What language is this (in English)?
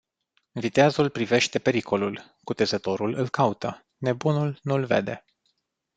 Romanian